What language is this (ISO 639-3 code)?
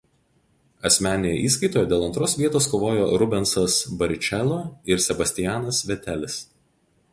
lit